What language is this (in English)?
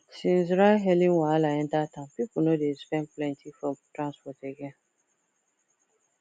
Nigerian Pidgin